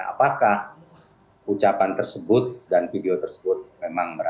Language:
Indonesian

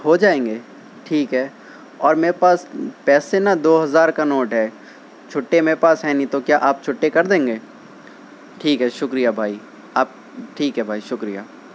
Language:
Urdu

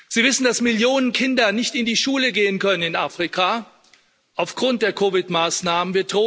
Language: German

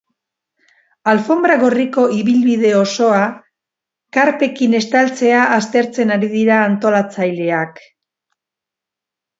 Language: Basque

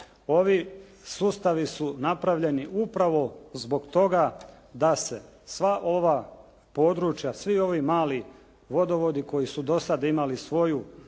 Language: Croatian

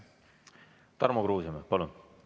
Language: Estonian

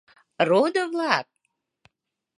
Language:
Mari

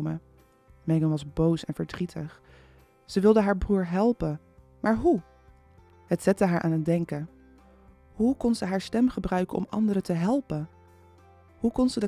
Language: Dutch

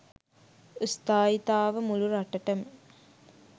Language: Sinhala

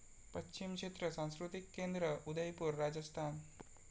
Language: Marathi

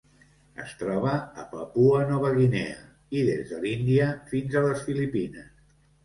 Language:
Catalan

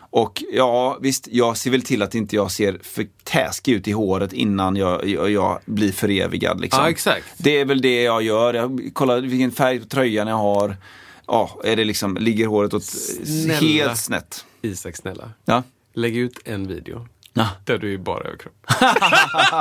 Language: Swedish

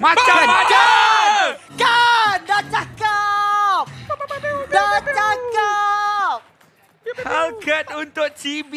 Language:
Malay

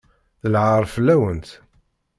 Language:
Kabyle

